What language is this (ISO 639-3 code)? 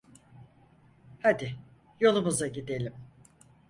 tur